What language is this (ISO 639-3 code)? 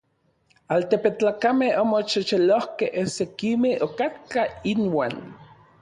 nlv